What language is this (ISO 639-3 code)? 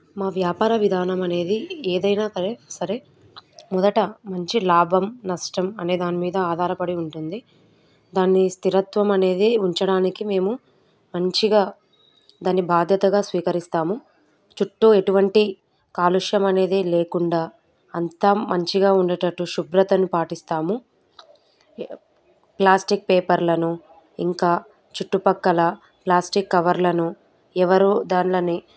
tel